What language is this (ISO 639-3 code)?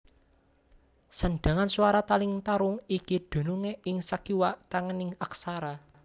jav